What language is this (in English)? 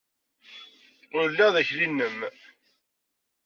Kabyle